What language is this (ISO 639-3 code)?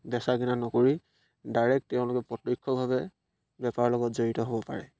asm